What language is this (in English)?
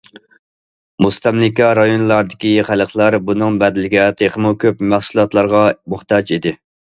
Uyghur